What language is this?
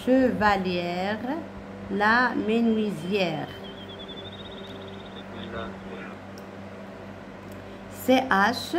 French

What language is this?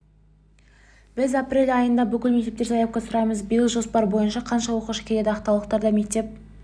Kazakh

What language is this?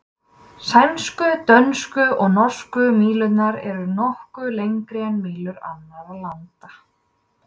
Icelandic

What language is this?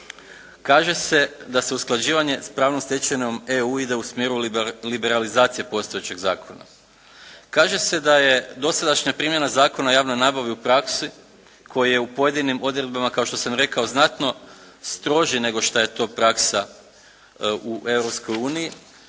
Croatian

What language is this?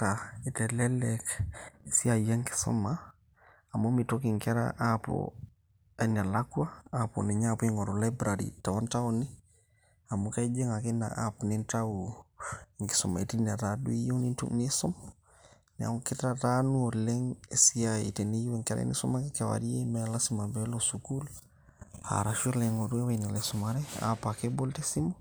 Masai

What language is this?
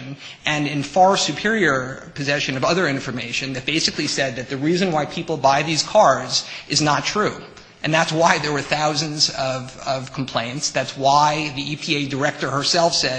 English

